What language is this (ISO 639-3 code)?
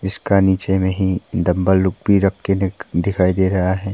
hin